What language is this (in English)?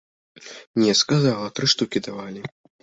Belarusian